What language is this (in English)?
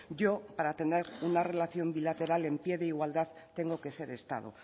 Spanish